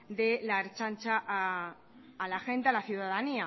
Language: Spanish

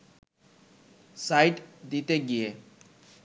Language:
Bangla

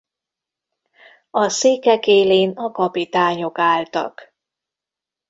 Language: Hungarian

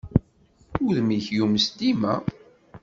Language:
Kabyle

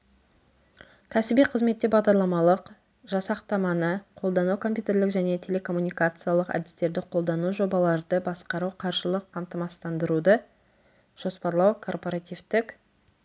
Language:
Kazakh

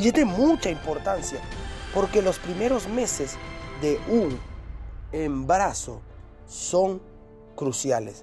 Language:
Spanish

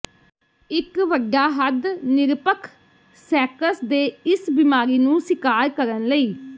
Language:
Punjabi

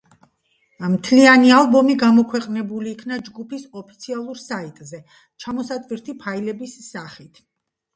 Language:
Georgian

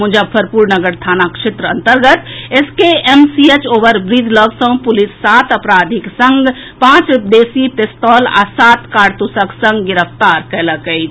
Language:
Maithili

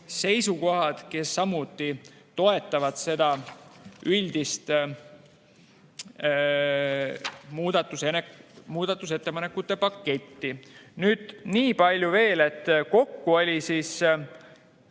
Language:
Estonian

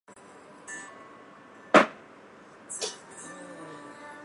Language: Chinese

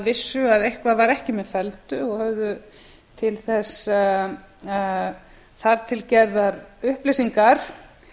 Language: Icelandic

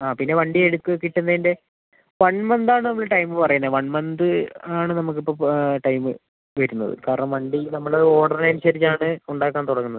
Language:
Malayalam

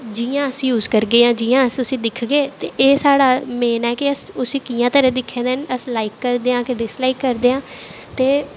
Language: Dogri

